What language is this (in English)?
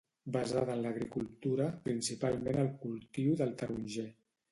Catalan